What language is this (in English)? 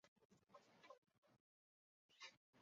Chinese